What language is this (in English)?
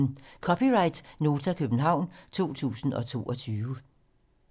Danish